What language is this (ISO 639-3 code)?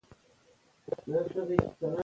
pus